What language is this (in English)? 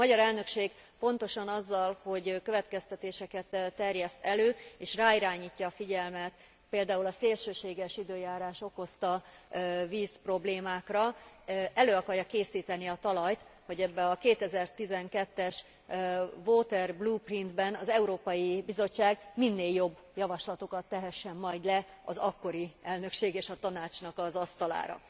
Hungarian